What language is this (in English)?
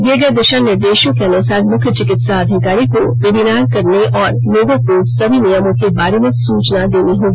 Hindi